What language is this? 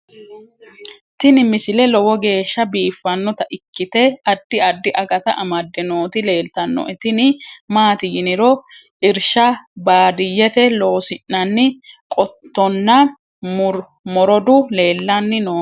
Sidamo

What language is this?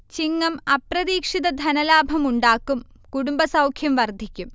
Malayalam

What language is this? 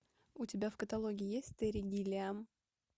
Russian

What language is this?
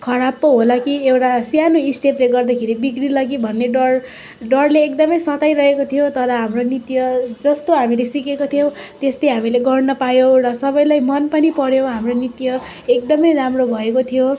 Nepali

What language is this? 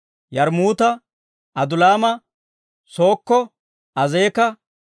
Dawro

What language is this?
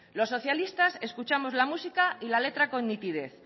Spanish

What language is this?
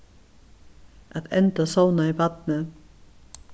Faroese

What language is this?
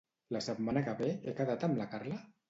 Catalan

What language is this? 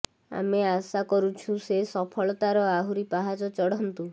Odia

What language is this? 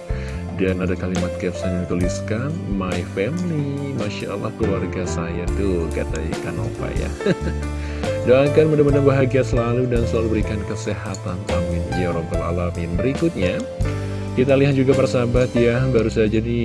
Indonesian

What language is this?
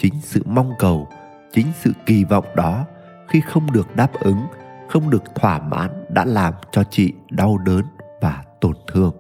Vietnamese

